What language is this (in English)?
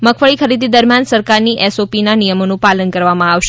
Gujarati